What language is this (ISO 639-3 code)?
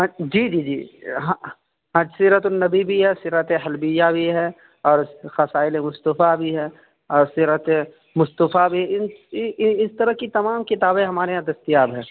urd